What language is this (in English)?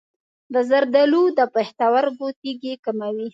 Pashto